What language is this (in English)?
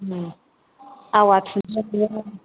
Bodo